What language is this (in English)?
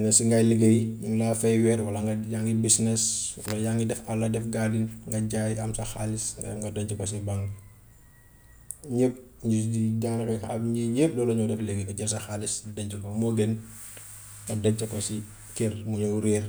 Gambian Wolof